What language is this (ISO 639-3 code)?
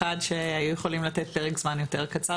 heb